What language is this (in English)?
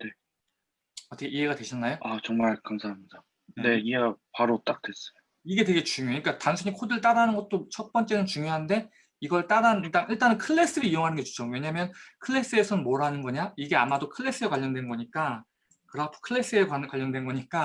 Korean